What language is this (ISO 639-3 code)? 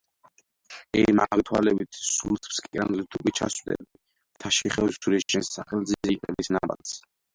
kat